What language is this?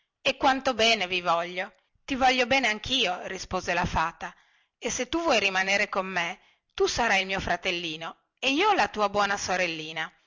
Italian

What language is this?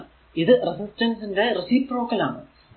Malayalam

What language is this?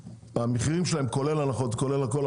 Hebrew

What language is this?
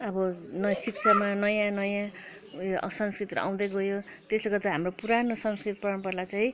Nepali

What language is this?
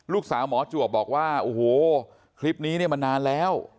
Thai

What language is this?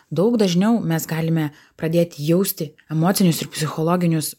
Lithuanian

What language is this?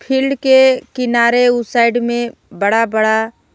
Bhojpuri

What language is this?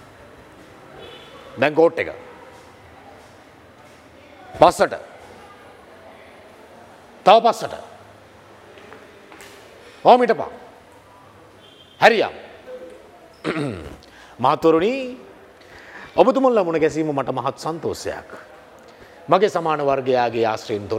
Indonesian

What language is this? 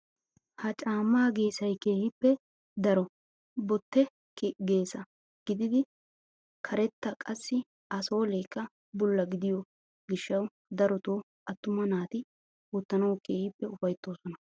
Wolaytta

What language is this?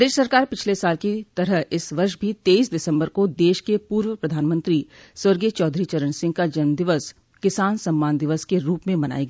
Hindi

